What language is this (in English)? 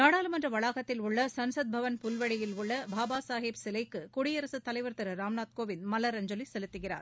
Tamil